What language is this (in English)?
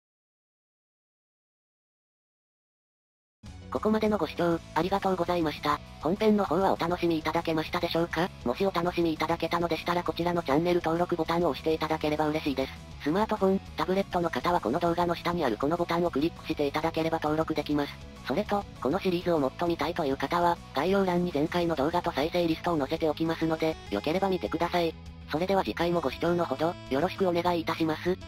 Japanese